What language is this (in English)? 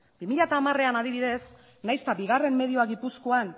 Basque